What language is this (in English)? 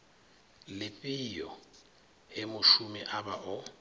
Venda